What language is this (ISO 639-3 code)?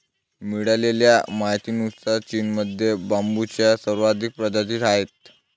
mar